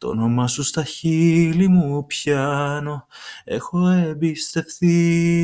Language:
Greek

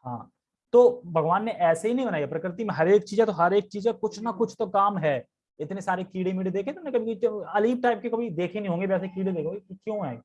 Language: Hindi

